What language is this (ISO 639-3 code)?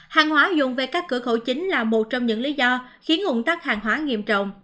vie